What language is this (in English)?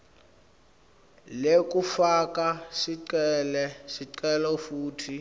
Swati